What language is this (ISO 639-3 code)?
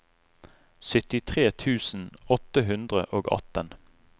nor